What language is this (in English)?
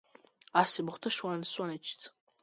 Georgian